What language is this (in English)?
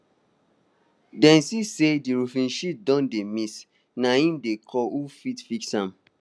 Nigerian Pidgin